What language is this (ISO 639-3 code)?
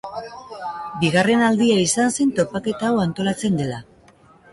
eus